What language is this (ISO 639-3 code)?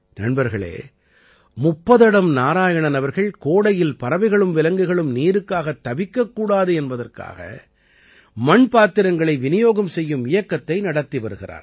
tam